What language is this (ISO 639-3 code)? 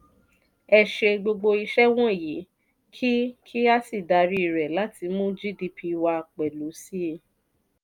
yor